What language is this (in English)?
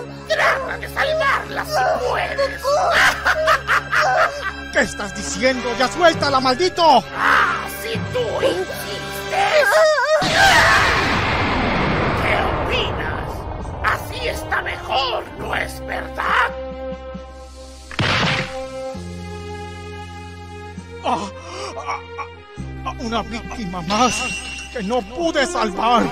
Spanish